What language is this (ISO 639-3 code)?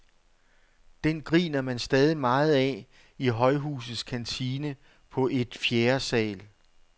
dan